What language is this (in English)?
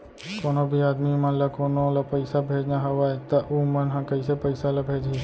Chhattisgarhi